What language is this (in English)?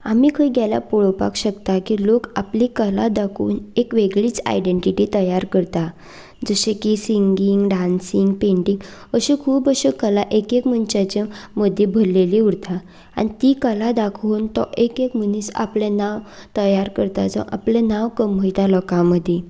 Konkani